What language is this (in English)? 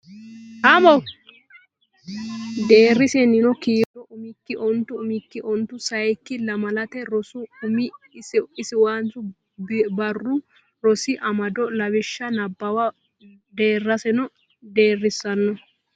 Sidamo